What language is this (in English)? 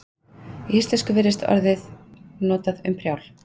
Icelandic